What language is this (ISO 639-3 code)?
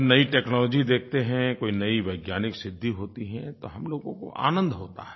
hin